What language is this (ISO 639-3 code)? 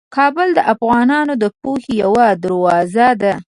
pus